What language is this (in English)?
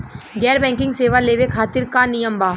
Bhojpuri